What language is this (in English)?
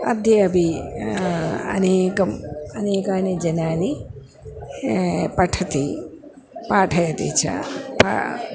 Sanskrit